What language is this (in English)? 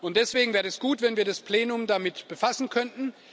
German